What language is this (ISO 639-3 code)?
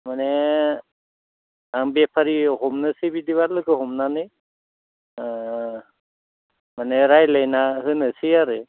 brx